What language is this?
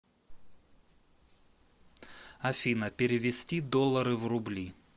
Russian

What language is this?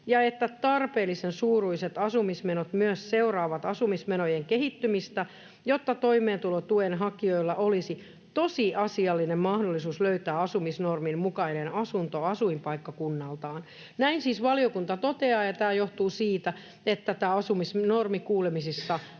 Finnish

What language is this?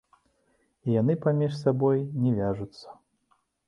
Belarusian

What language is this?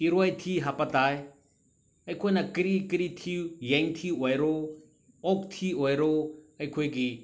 Manipuri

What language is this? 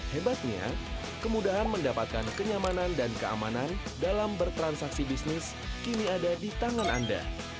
Indonesian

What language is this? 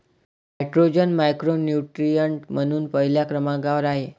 Marathi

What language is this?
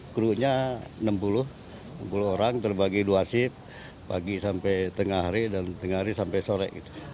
Indonesian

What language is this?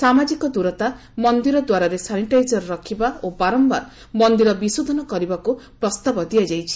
Odia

